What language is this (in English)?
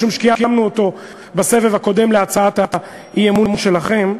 Hebrew